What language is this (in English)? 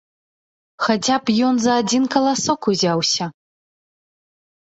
Belarusian